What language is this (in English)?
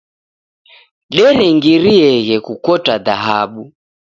Taita